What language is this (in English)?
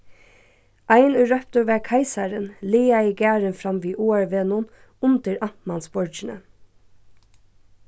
Faroese